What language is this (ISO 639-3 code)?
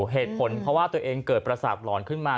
tha